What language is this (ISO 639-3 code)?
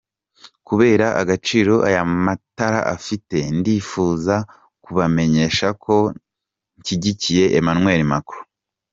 kin